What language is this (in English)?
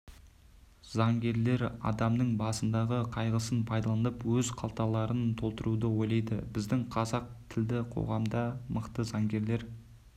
Kazakh